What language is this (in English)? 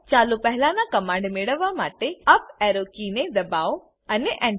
Gujarati